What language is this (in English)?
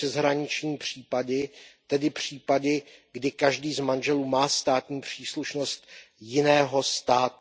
Czech